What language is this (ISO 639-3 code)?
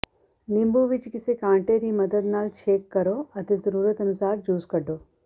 pan